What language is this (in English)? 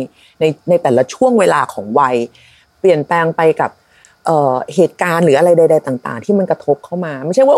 Thai